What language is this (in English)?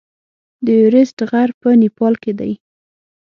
Pashto